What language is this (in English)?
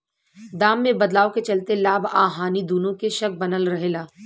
Bhojpuri